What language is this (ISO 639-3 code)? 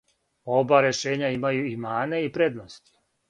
srp